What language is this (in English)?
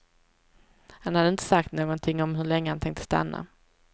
Swedish